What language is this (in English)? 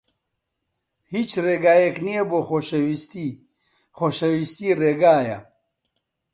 Central Kurdish